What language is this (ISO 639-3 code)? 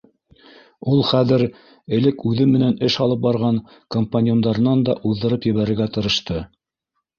bak